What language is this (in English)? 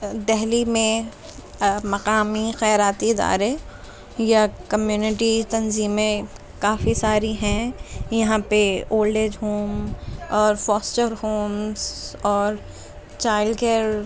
Urdu